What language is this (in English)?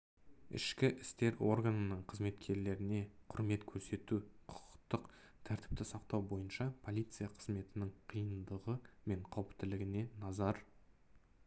Kazakh